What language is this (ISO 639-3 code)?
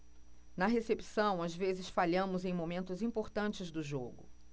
por